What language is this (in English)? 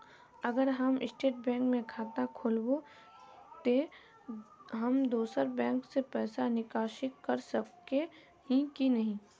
Magahi